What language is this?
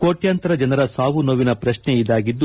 Kannada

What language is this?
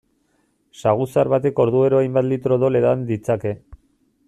Basque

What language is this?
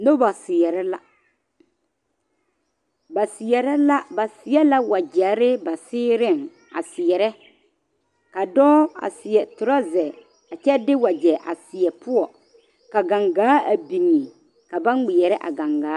Southern Dagaare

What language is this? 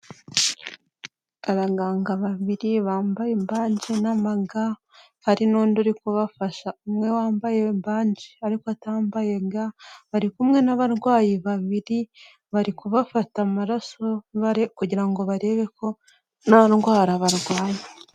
Kinyarwanda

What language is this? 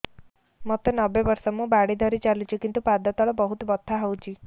Odia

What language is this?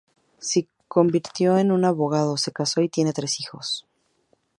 Spanish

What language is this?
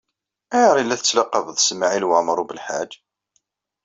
Kabyle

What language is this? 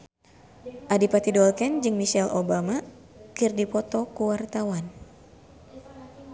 Sundanese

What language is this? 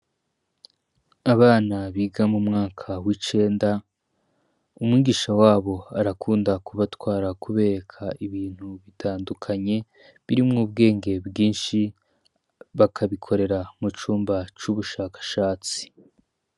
Rundi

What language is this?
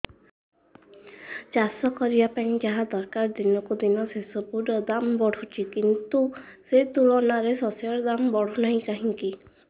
Odia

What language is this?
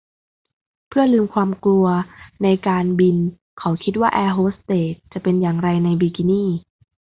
Thai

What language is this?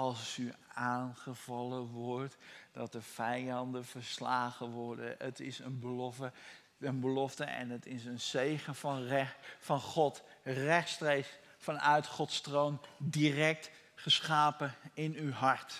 Dutch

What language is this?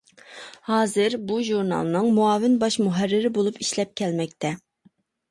Uyghur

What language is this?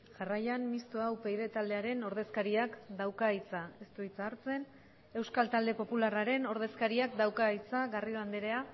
Basque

